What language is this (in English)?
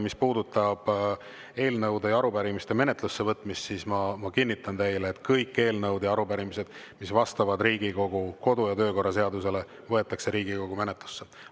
Estonian